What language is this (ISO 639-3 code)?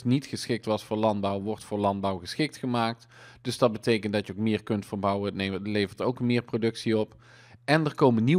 nld